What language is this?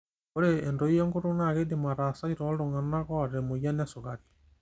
Masai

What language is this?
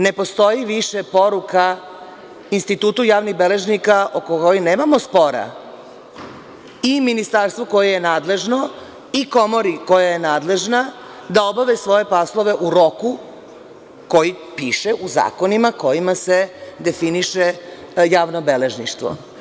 Serbian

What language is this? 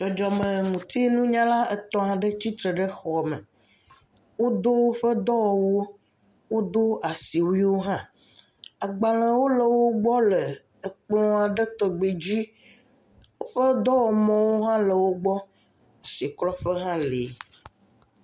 Ewe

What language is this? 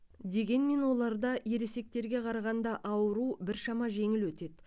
Kazakh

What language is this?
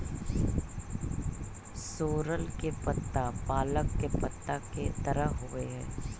Magahi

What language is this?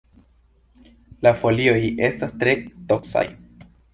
Esperanto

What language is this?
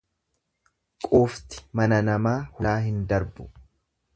Oromo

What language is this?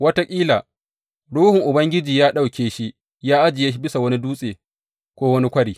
Hausa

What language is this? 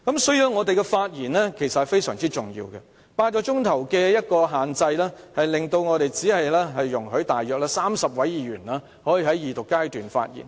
Cantonese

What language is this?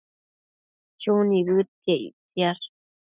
Matsés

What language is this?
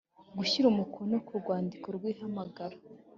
Kinyarwanda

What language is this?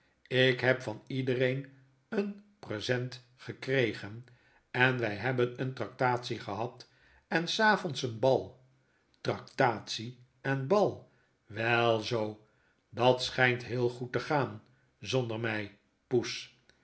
Dutch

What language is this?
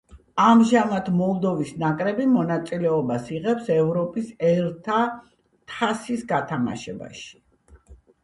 Georgian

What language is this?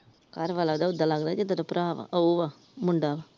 Punjabi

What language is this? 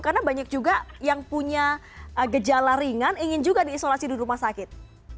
Indonesian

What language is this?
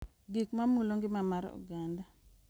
Luo (Kenya and Tanzania)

